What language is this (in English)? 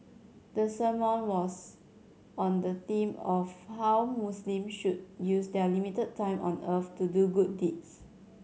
English